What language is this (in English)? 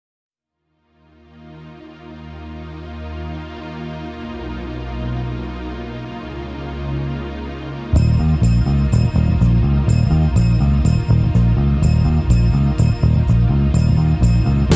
Italian